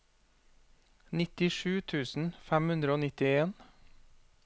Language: Norwegian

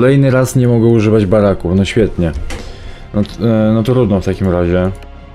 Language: Polish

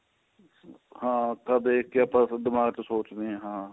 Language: Punjabi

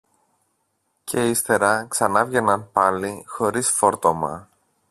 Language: Greek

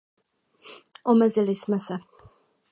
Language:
Czech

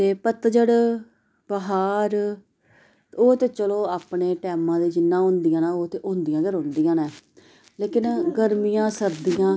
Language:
Dogri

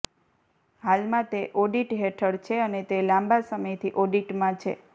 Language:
Gujarati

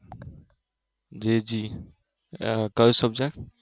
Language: Gujarati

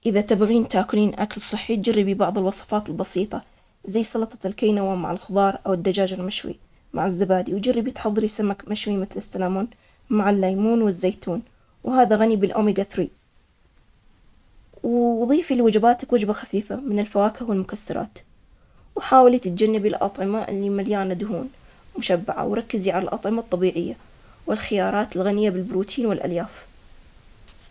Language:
Omani Arabic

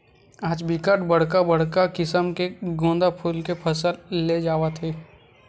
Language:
Chhattisgarhi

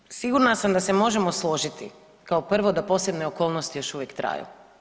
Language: Croatian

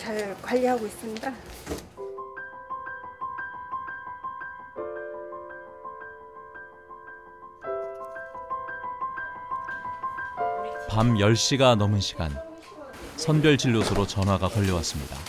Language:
Korean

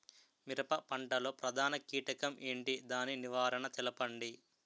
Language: Telugu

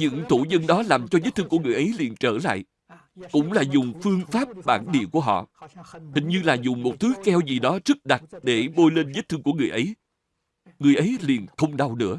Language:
Vietnamese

